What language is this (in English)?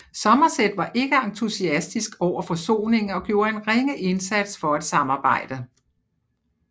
Danish